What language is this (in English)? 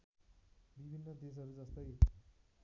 Nepali